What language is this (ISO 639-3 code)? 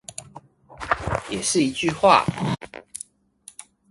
zho